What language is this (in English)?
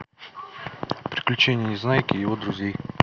Russian